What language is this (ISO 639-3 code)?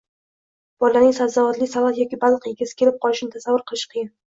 uzb